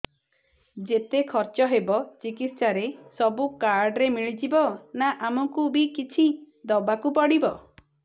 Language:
Odia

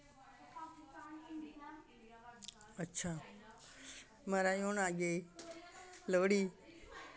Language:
Dogri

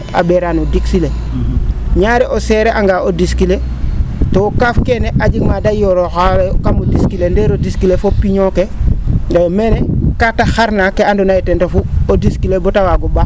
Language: Serer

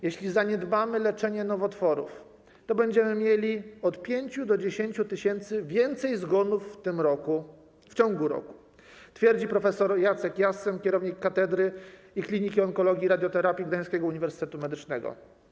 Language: Polish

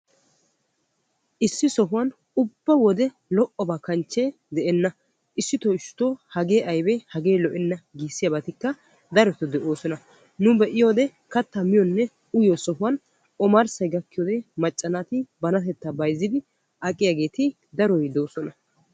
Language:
Wolaytta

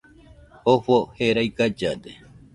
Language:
Nüpode Huitoto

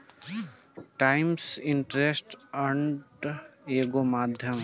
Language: Bhojpuri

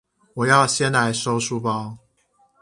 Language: Chinese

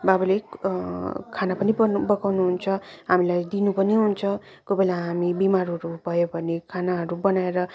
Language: Nepali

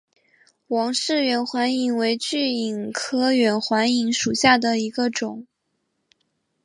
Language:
Chinese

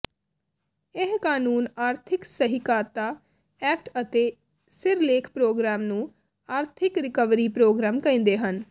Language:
Punjabi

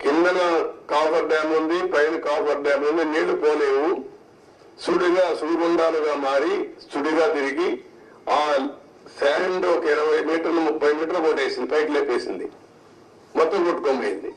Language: Telugu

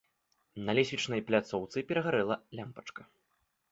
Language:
Belarusian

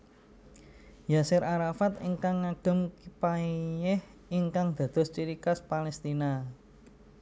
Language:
Javanese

